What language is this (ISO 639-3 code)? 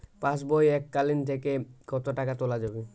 ben